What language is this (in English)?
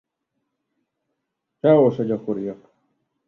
Hungarian